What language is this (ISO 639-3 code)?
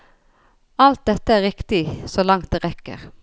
nor